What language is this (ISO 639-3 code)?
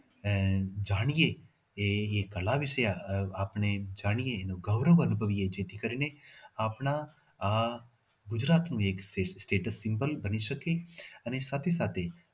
guj